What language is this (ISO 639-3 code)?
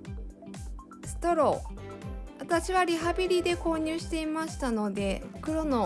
jpn